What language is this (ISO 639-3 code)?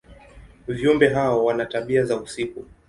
swa